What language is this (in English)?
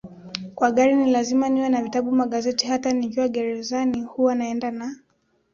Swahili